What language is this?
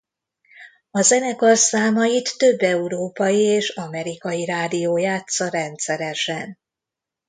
Hungarian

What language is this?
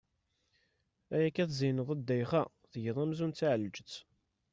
Kabyle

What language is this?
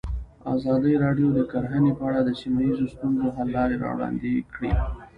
Pashto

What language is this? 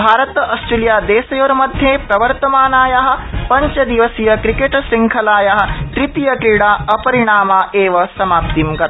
Sanskrit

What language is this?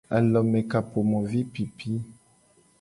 Gen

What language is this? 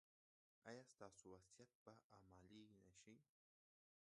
Pashto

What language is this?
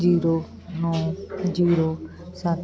Punjabi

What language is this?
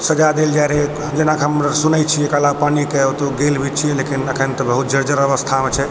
Maithili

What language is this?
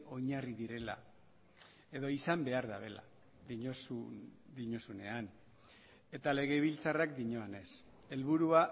Basque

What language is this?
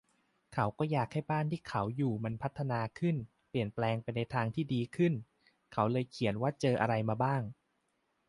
Thai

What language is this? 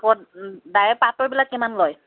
Assamese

